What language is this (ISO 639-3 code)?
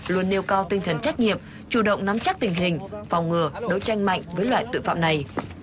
vie